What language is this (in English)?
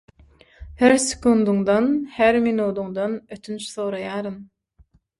Turkmen